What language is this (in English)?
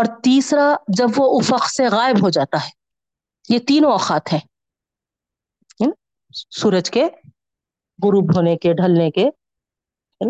Urdu